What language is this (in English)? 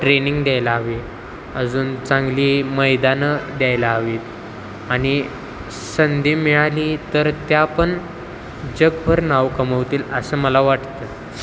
Marathi